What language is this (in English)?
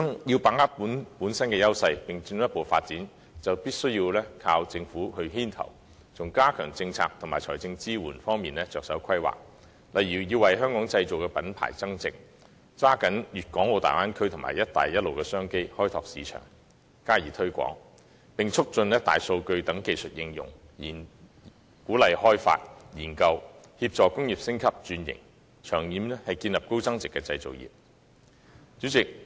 Cantonese